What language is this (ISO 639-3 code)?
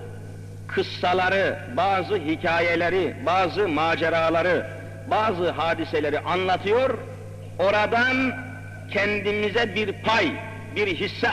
tur